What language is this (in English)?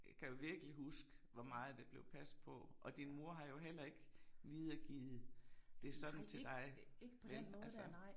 Danish